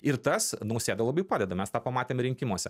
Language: Lithuanian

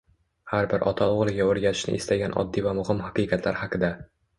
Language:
Uzbek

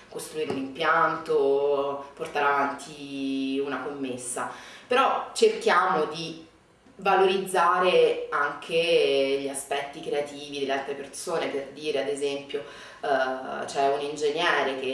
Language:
Italian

